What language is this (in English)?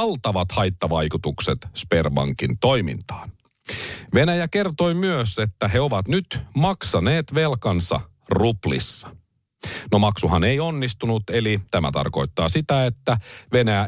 Finnish